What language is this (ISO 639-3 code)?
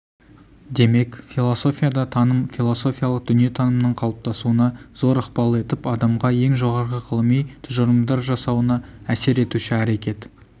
kaz